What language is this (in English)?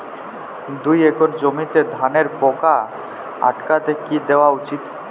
Bangla